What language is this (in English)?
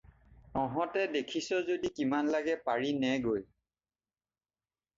Assamese